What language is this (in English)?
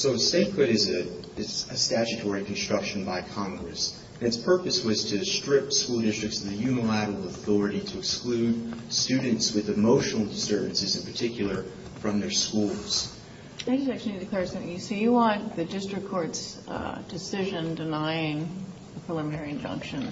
English